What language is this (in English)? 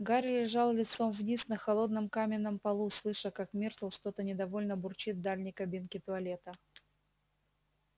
Russian